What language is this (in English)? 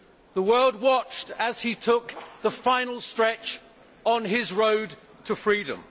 English